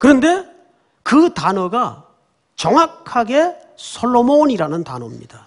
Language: Korean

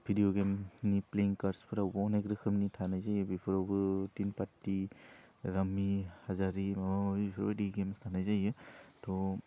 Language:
Bodo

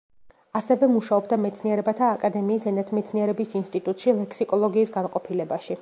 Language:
Georgian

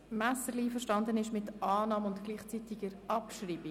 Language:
Swiss German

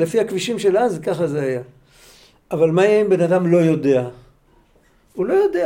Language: Hebrew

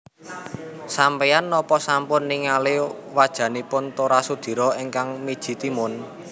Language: Javanese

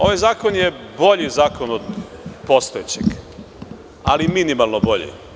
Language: Serbian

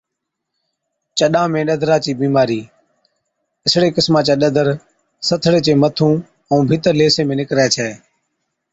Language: Od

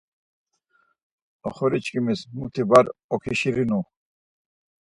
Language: Laz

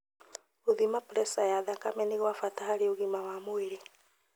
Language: Kikuyu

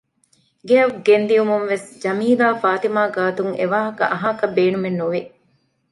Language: Divehi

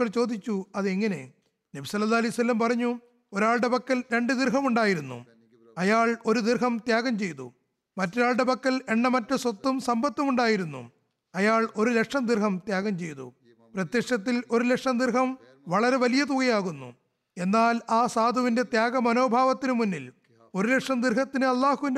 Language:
Malayalam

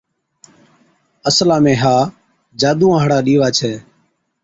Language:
Od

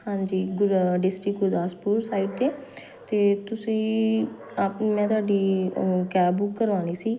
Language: Punjabi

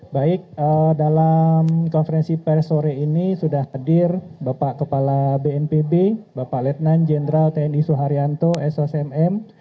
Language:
Indonesian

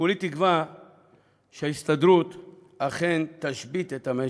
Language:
Hebrew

